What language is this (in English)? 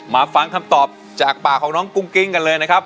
Thai